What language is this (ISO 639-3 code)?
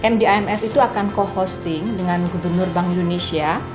ind